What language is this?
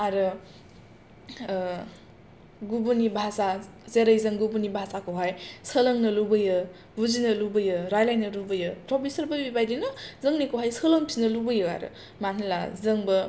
Bodo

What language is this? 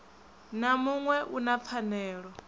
Venda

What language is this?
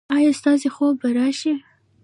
Pashto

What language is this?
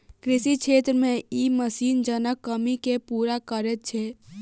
Maithili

